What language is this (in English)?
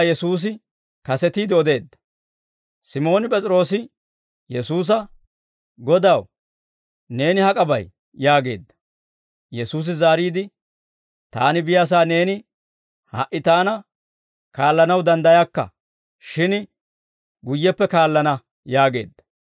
Dawro